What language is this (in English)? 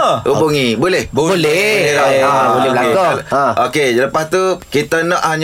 Malay